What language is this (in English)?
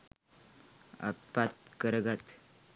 Sinhala